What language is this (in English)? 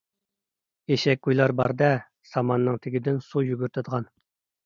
Uyghur